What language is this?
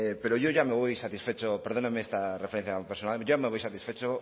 Spanish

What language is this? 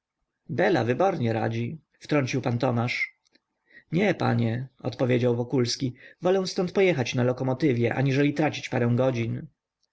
Polish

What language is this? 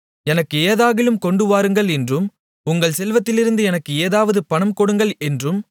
Tamil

